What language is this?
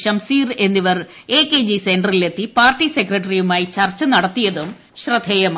Malayalam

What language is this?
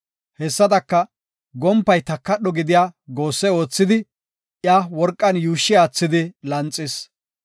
Gofa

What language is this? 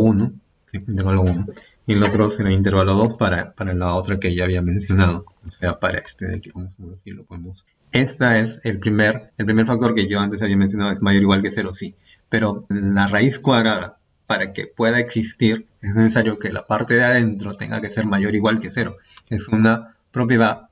Spanish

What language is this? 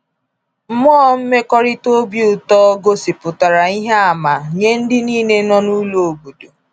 Igbo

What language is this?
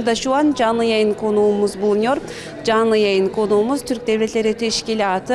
Turkish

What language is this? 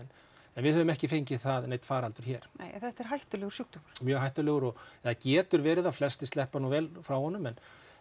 Icelandic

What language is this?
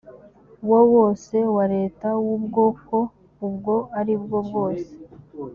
Kinyarwanda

